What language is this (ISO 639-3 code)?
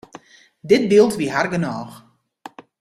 fry